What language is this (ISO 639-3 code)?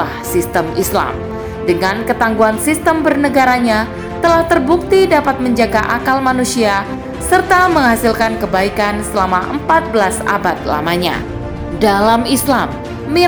ind